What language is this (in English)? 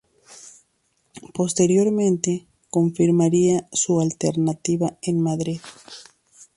Spanish